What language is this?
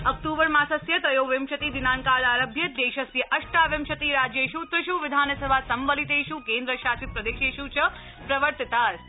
Sanskrit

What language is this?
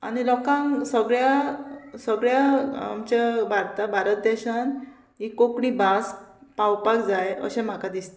Konkani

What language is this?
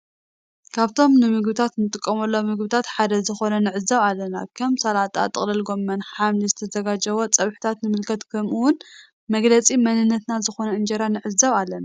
Tigrinya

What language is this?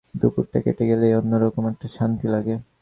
Bangla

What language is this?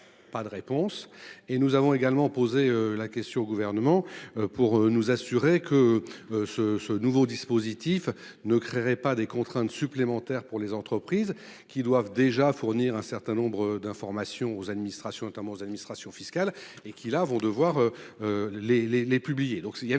French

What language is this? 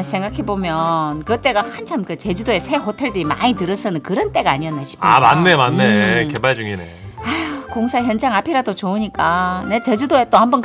Korean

